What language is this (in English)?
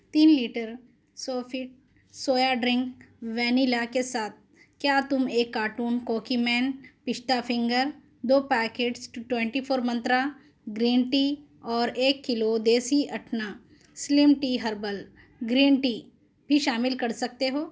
Urdu